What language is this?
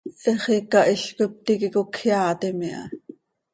Seri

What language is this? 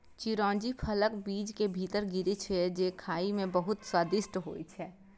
Maithili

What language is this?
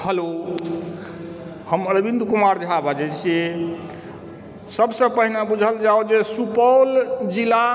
Maithili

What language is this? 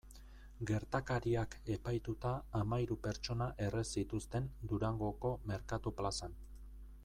Basque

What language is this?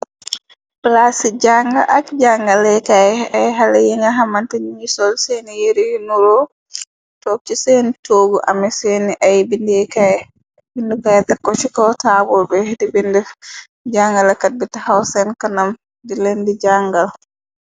Wolof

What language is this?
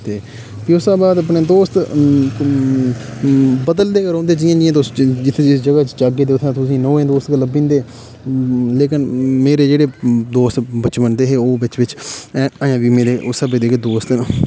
Dogri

